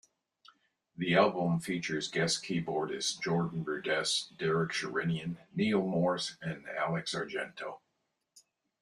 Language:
English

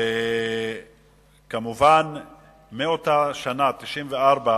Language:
Hebrew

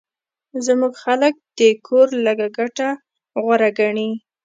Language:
Pashto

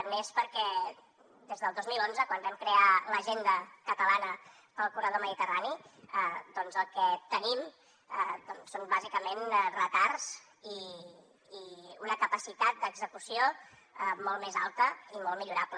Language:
Catalan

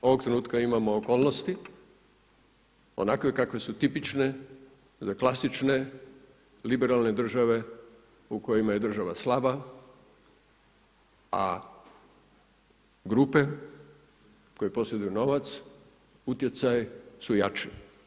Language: Croatian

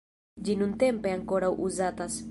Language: Esperanto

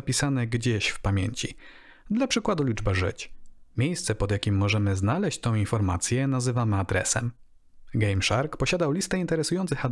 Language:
Polish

